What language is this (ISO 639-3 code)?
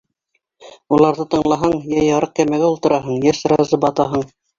bak